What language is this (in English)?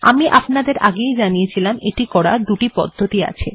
Bangla